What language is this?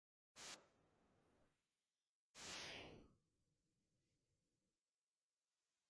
Japanese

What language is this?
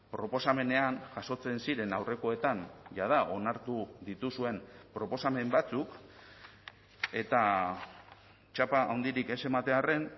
Basque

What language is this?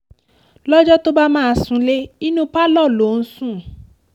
Yoruba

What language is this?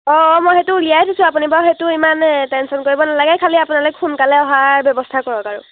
Assamese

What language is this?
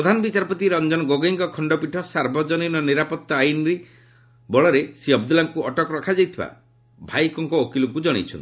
Odia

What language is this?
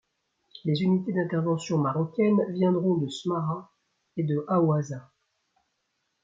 French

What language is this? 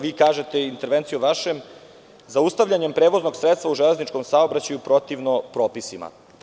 Serbian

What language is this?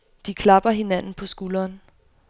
Danish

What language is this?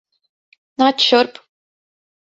Latvian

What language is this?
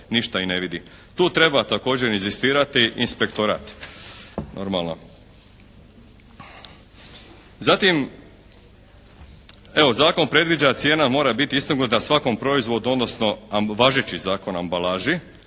Croatian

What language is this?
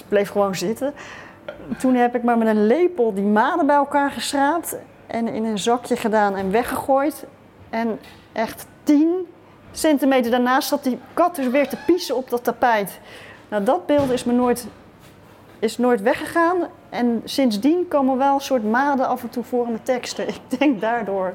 Dutch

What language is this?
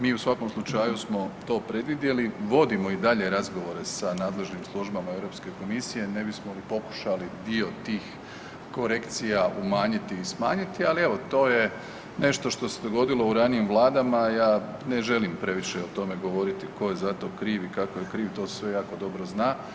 Croatian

